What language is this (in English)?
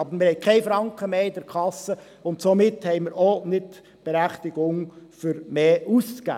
Swiss German